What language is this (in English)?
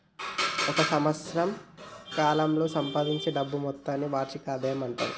Telugu